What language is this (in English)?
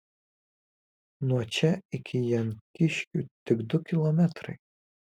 Lithuanian